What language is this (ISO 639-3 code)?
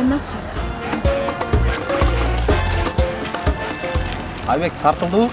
nld